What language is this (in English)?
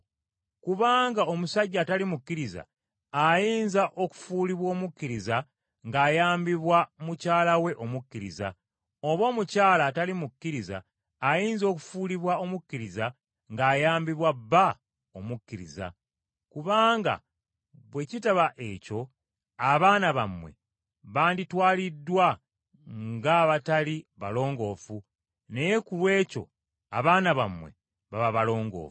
Ganda